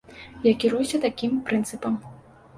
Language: Belarusian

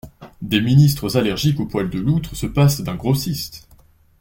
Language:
French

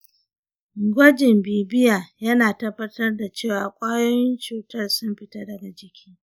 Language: Hausa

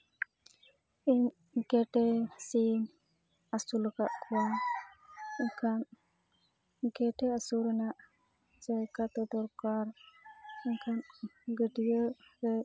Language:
Santali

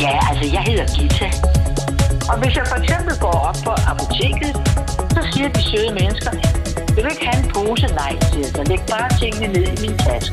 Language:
Danish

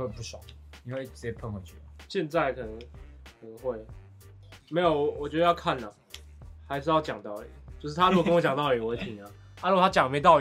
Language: Chinese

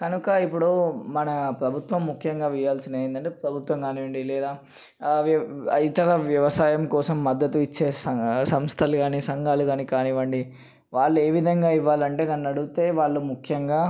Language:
Telugu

